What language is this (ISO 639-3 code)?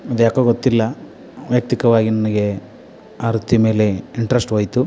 kan